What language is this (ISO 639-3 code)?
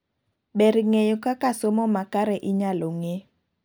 luo